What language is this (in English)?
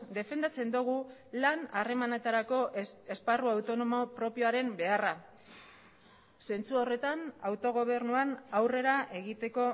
Basque